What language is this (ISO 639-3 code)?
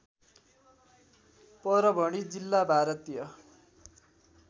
nep